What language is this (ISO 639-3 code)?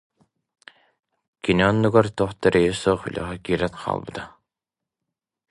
sah